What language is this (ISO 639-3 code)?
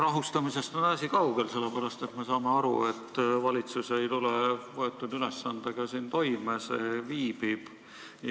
est